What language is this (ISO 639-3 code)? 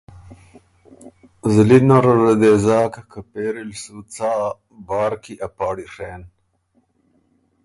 oru